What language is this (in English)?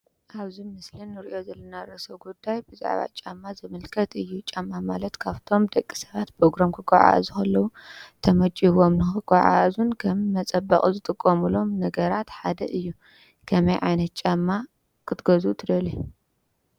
Tigrinya